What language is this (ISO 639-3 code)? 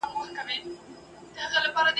pus